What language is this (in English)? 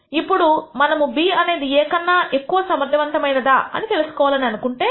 Telugu